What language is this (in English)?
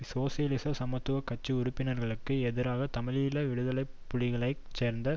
Tamil